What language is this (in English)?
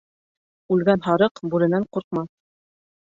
Bashkir